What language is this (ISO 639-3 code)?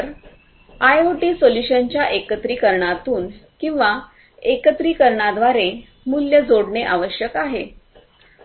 mar